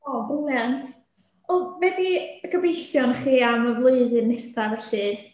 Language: Welsh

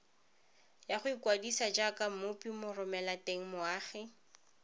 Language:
Tswana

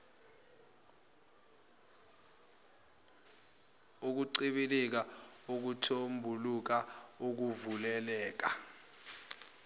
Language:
Zulu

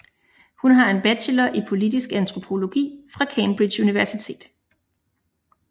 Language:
Danish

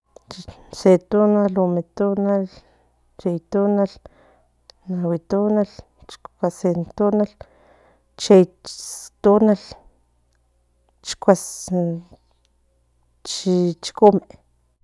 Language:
Central Nahuatl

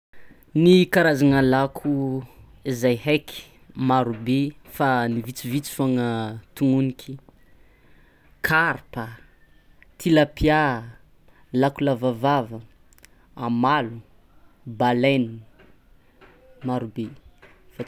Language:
Tsimihety Malagasy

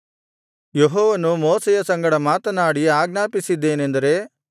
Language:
Kannada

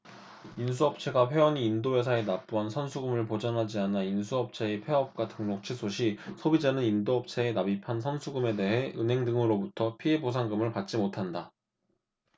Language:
Korean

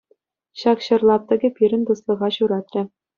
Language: Chuvash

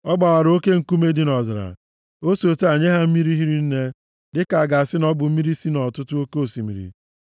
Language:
Igbo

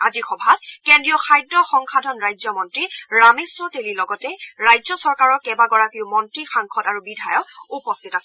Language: Assamese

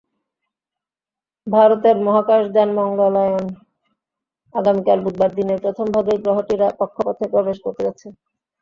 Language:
Bangla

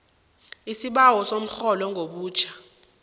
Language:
South Ndebele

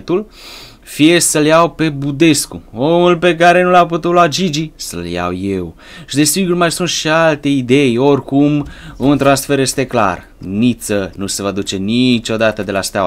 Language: Romanian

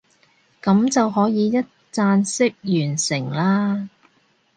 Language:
Cantonese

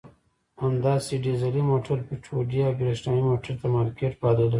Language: Pashto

